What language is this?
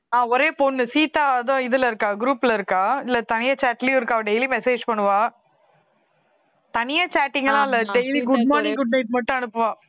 Tamil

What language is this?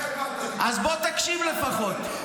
Hebrew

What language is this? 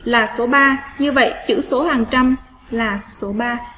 Vietnamese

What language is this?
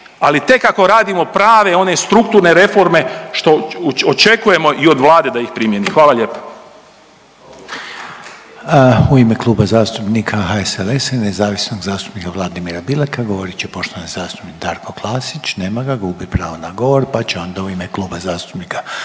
Croatian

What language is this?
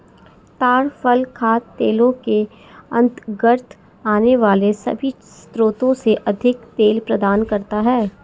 Hindi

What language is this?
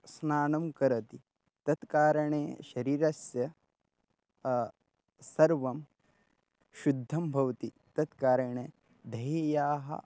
Sanskrit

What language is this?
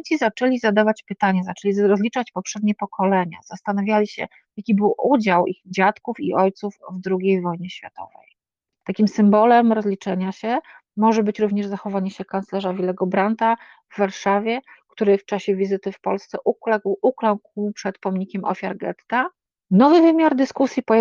Polish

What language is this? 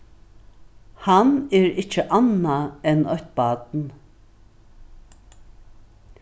Faroese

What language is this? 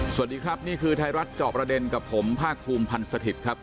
Thai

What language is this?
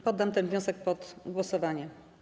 Polish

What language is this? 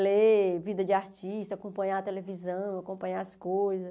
Portuguese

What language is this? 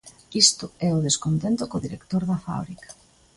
Galician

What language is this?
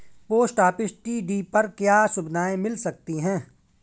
Hindi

